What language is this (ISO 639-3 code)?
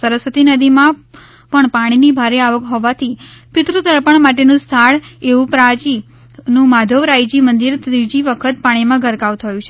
guj